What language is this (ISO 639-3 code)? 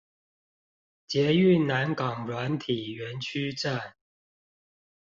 zho